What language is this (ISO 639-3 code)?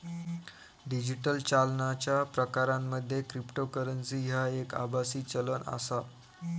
mar